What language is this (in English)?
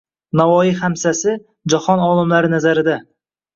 Uzbek